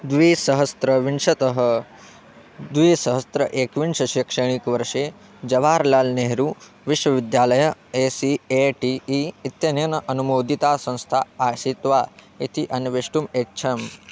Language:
Sanskrit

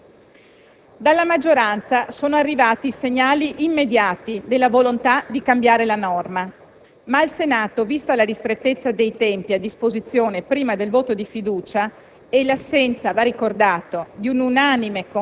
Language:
Italian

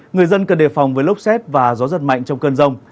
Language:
Vietnamese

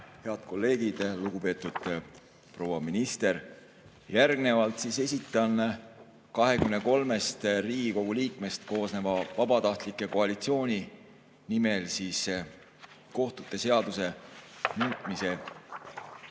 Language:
Estonian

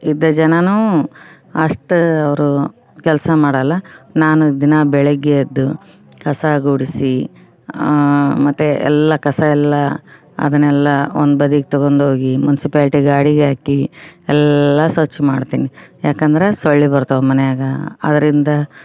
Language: Kannada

